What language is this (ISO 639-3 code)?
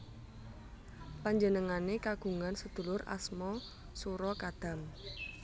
jav